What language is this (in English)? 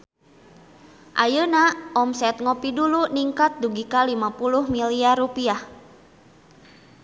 Sundanese